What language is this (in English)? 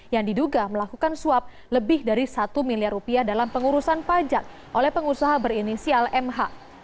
Indonesian